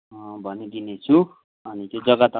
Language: Nepali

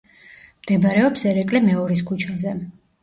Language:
Georgian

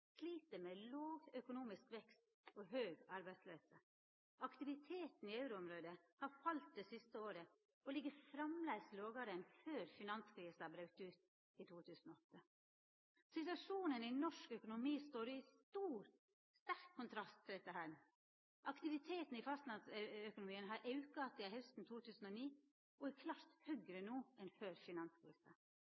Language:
Norwegian Nynorsk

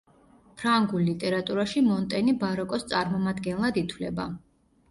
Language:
Georgian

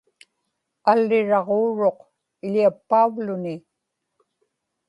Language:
Inupiaq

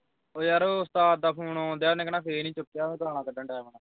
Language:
Punjabi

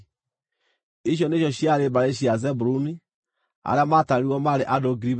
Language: Kikuyu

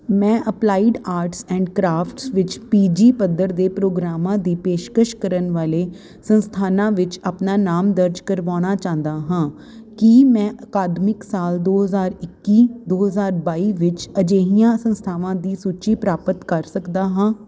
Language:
Punjabi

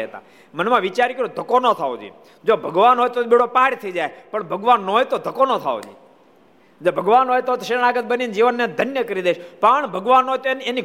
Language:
Gujarati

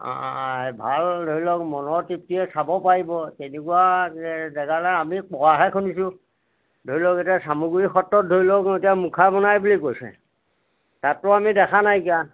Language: Assamese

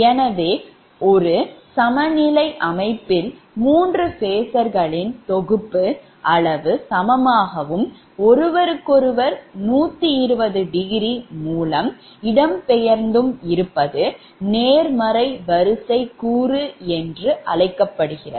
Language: Tamil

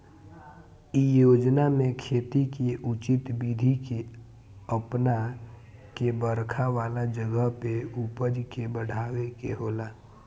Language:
Bhojpuri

